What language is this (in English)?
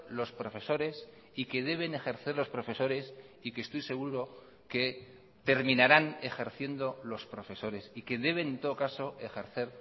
Spanish